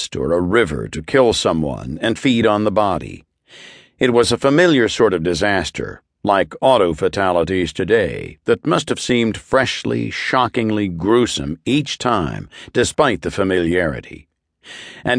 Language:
English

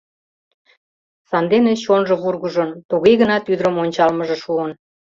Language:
Mari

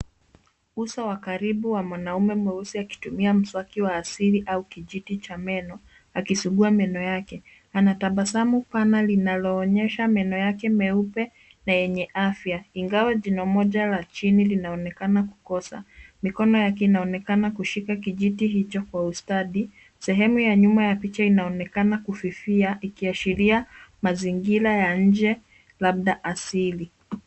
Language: Swahili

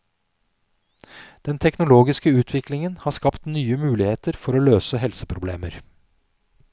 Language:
Norwegian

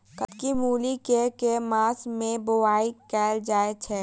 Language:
Maithili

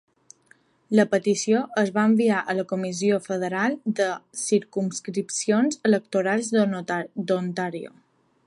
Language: Catalan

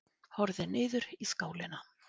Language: Icelandic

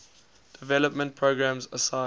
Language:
English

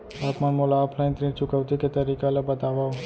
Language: Chhattisgarhi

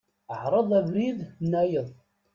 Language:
Kabyle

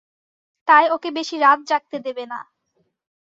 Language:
Bangla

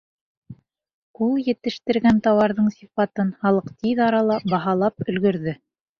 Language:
Bashkir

